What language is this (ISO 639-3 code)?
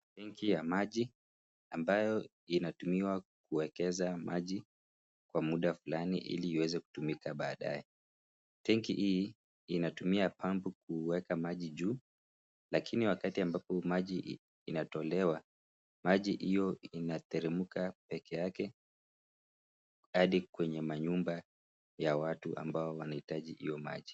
swa